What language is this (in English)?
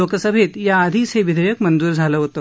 Marathi